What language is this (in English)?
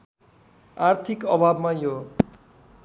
Nepali